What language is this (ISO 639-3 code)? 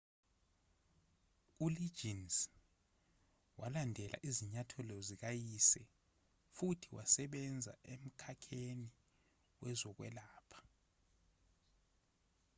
zul